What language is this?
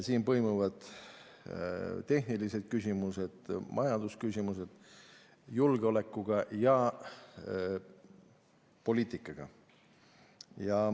Estonian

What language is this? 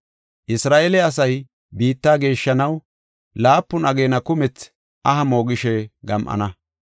Gofa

